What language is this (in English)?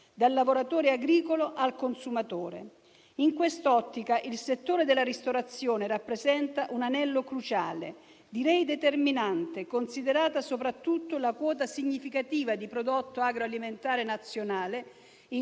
Italian